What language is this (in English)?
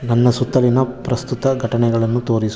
Kannada